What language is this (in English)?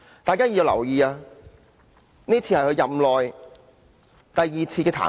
Cantonese